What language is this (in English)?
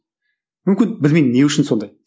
Kazakh